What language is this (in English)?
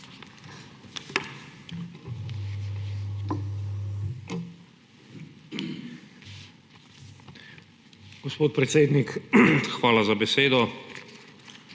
Slovenian